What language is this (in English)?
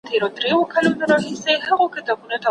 Pashto